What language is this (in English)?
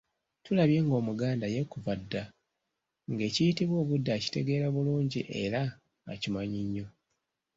Ganda